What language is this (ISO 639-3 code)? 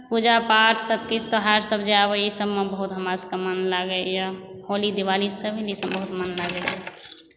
mai